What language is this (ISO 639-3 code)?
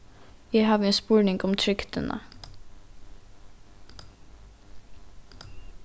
fao